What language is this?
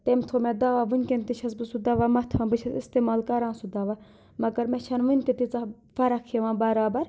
Kashmiri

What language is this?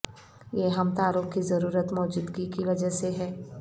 Urdu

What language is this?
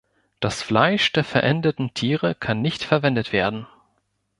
German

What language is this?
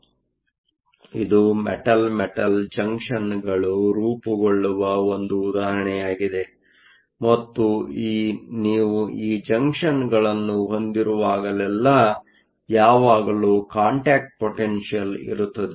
Kannada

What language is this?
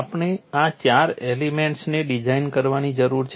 Gujarati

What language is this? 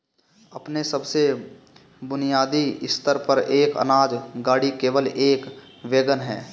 Hindi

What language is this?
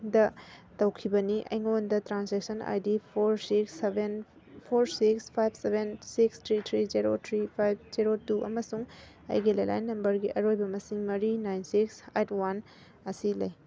Manipuri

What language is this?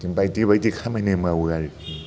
Bodo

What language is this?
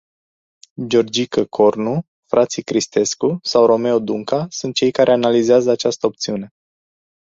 Romanian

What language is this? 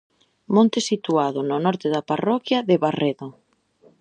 Galician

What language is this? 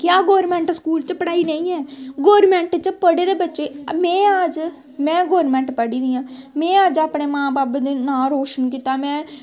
Dogri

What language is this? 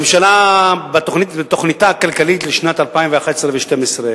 Hebrew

